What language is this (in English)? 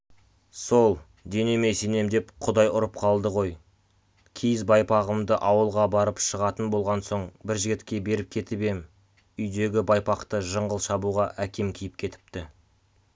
Kazakh